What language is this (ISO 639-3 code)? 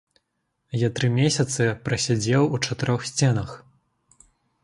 bel